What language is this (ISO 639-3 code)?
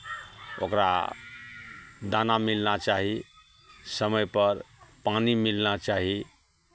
mai